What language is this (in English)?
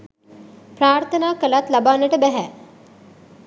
Sinhala